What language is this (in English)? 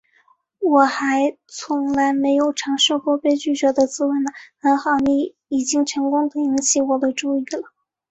Chinese